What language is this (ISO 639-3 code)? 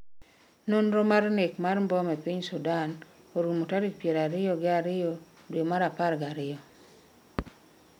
luo